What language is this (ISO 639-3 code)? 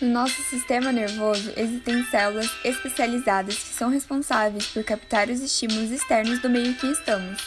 por